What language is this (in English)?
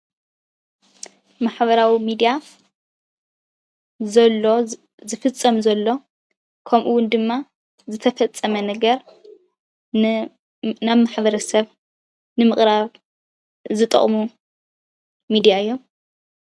Tigrinya